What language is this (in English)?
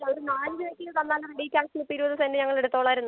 Malayalam